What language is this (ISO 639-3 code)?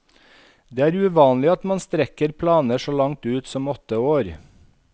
nor